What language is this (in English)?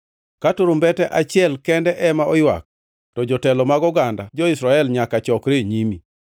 Luo (Kenya and Tanzania)